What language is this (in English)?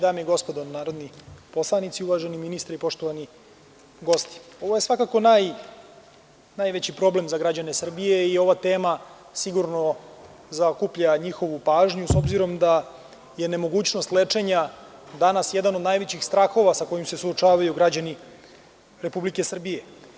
Serbian